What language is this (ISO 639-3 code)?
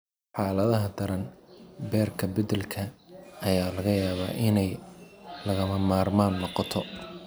som